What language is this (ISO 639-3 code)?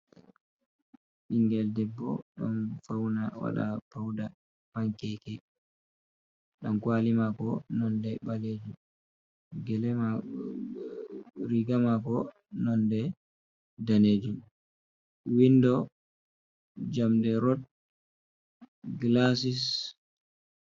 ful